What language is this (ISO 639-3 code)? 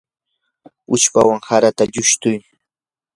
qur